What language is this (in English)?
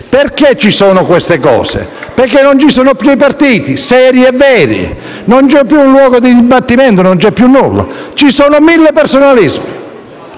Italian